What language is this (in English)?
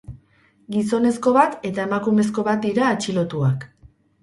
Basque